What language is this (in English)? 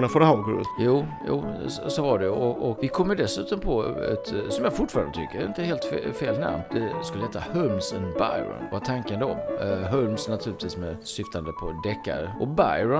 Swedish